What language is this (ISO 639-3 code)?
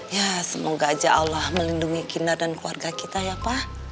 ind